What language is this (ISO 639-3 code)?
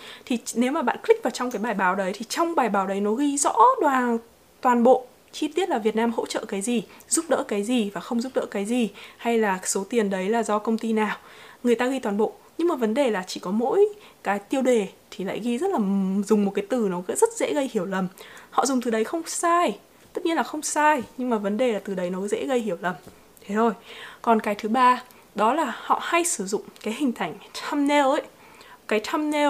vie